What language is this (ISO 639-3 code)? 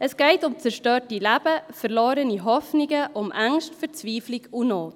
gsw